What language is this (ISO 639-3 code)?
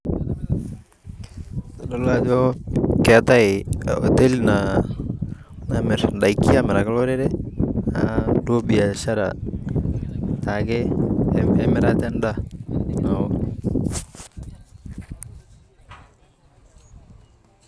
mas